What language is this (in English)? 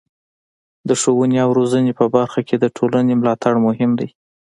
Pashto